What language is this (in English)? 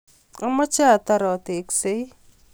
Kalenjin